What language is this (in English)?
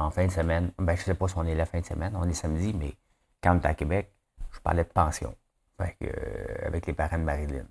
French